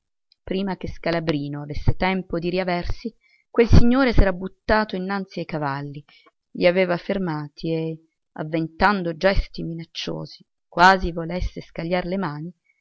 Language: Italian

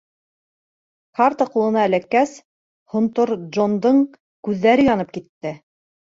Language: Bashkir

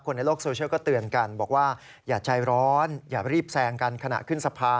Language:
Thai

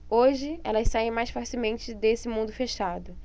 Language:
Portuguese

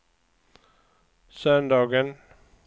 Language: Swedish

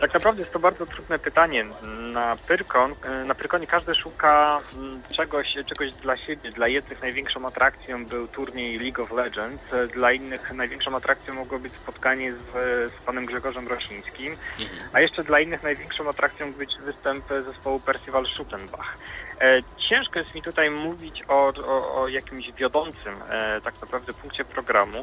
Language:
Polish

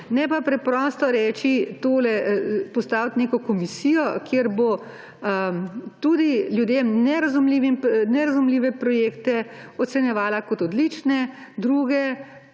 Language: Slovenian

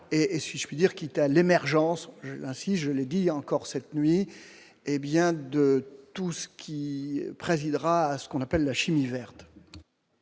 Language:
French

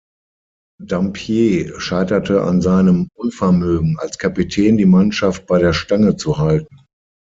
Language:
German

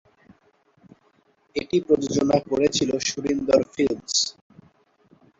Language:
Bangla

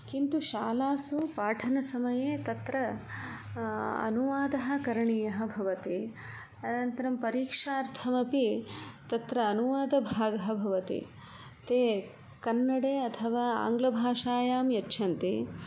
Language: Sanskrit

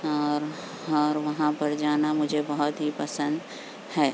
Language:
Urdu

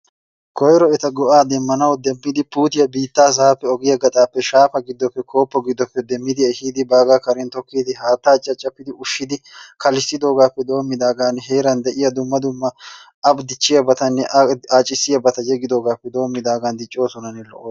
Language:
Wolaytta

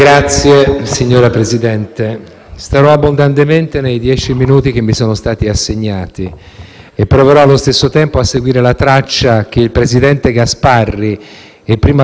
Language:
Italian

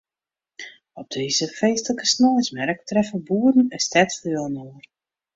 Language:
Western Frisian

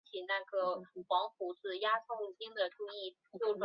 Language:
Chinese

